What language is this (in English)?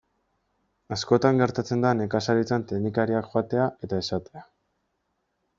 Basque